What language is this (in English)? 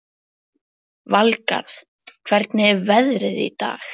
Icelandic